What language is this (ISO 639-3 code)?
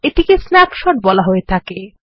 ben